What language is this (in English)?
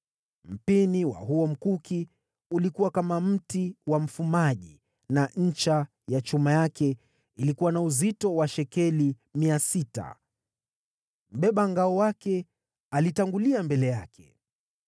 Swahili